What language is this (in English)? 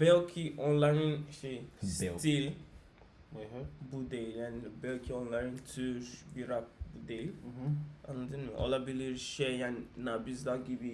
Turkish